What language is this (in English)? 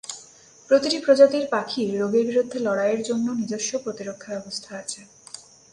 Bangla